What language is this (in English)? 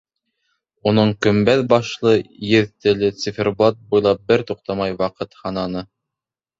Bashkir